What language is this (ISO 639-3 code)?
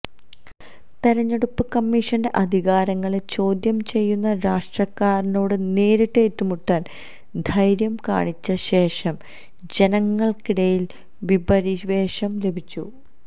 mal